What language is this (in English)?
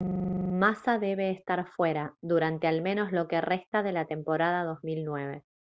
Spanish